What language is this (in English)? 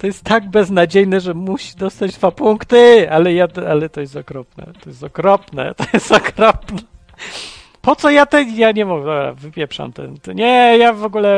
Polish